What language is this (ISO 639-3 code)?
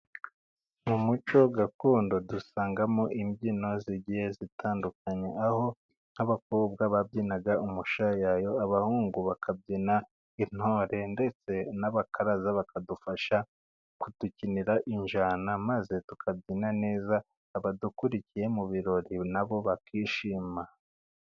kin